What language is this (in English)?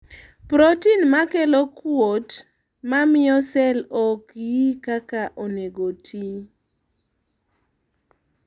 Luo (Kenya and Tanzania)